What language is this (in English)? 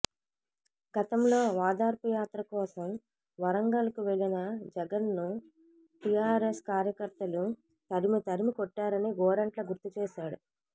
Telugu